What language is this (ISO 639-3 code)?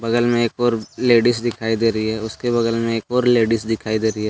hin